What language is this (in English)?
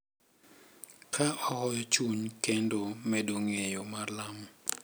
Luo (Kenya and Tanzania)